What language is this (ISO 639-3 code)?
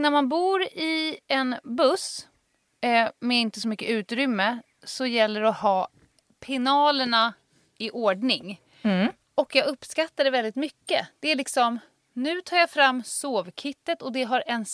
swe